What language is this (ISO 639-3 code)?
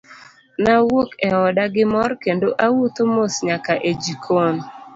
luo